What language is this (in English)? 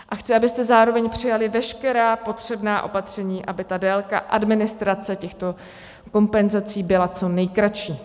Czech